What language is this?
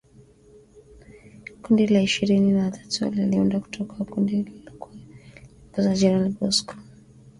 Swahili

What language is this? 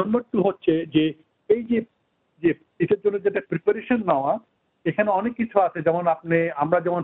Bangla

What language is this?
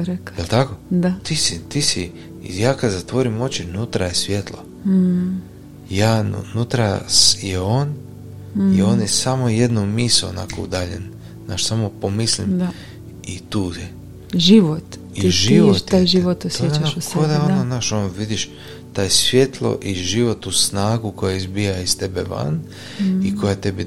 Croatian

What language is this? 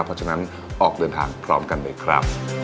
Thai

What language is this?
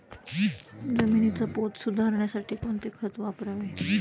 Marathi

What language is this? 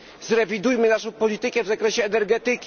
Polish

